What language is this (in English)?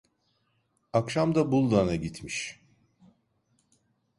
Turkish